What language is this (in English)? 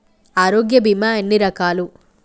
Telugu